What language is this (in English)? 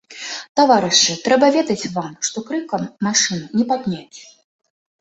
Belarusian